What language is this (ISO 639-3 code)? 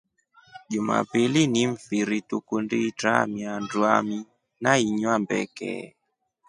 rof